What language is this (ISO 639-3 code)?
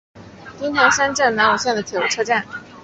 zho